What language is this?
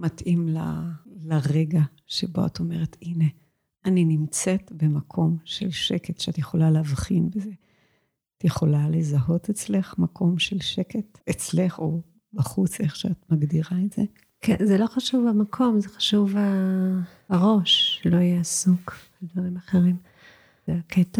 Hebrew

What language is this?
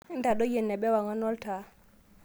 Masai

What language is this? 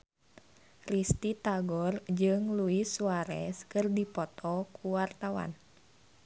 Sundanese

